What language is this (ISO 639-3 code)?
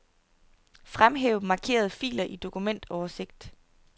dan